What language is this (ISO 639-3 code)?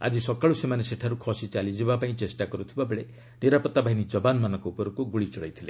ori